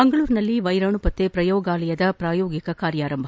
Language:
Kannada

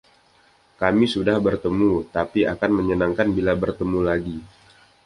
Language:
Indonesian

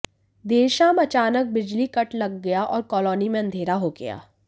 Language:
Hindi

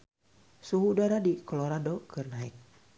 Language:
Sundanese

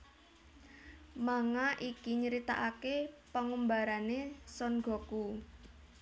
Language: Javanese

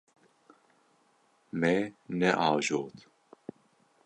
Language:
Kurdish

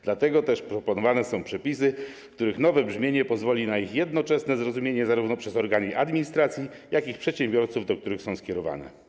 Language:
Polish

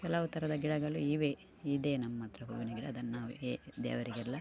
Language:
Kannada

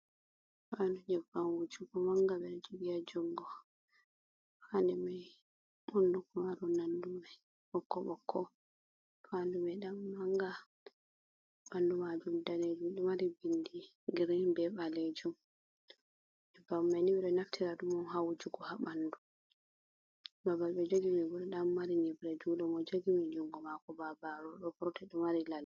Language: Fula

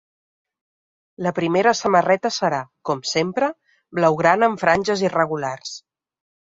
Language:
Catalan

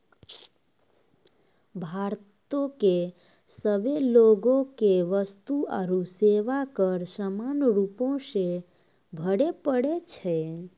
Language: Maithili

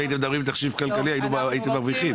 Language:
Hebrew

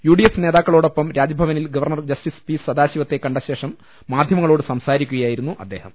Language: Malayalam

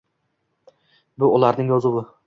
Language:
Uzbek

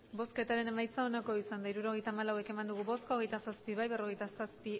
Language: Basque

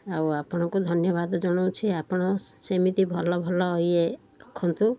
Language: Odia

